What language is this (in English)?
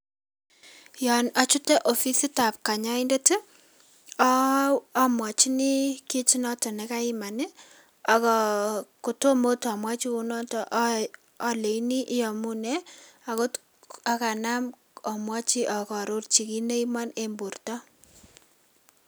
Kalenjin